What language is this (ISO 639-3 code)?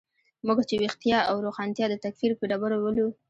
pus